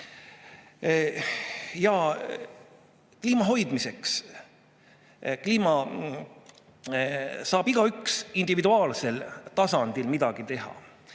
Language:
Estonian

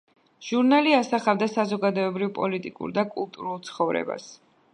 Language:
Georgian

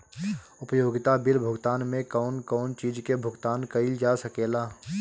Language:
Bhojpuri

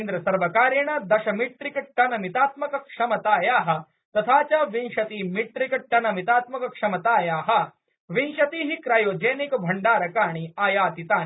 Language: Sanskrit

